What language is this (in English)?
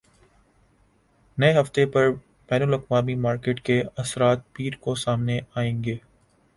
Urdu